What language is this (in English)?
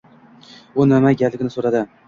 Uzbek